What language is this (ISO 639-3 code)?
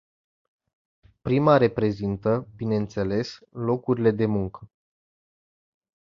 ron